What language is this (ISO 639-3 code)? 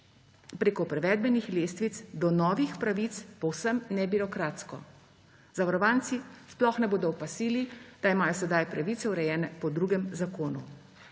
slv